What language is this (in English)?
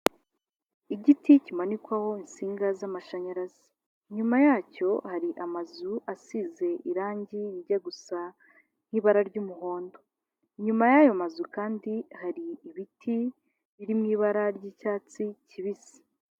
Kinyarwanda